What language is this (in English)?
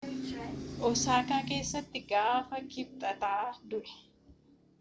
Oromo